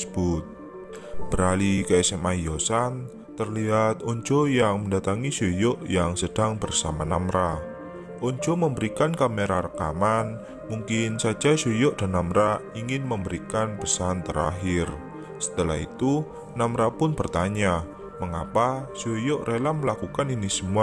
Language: Indonesian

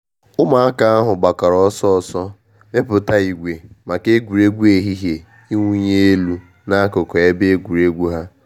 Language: Igbo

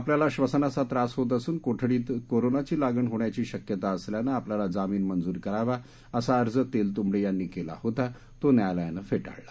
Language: Marathi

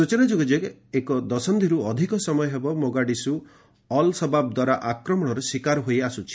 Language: Odia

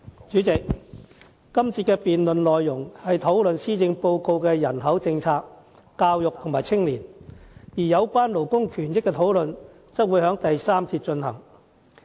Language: Cantonese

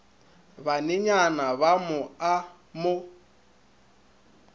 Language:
Northern Sotho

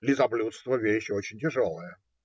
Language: Russian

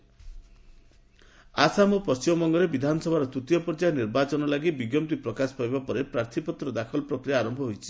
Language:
Odia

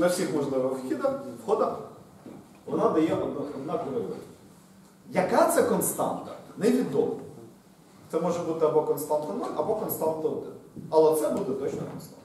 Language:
Ukrainian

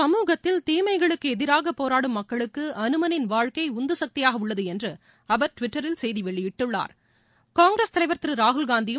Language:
Tamil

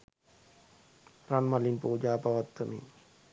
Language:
Sinhala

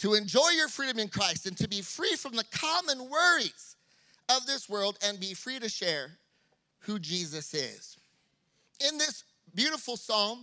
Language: English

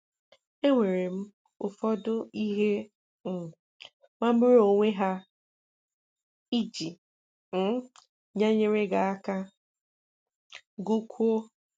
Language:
Igbo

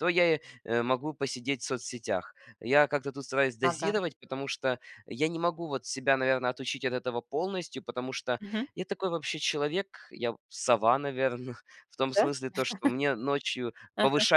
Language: Russian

